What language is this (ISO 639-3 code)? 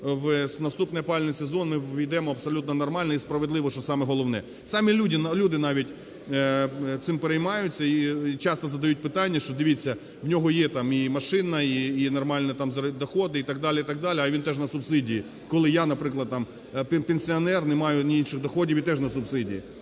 ukr